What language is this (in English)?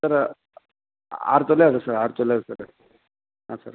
Kannada